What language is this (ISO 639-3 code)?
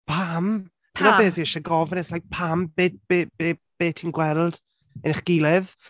cym